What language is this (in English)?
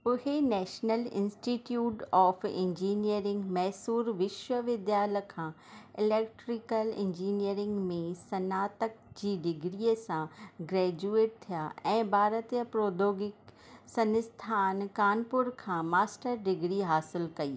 Sindhi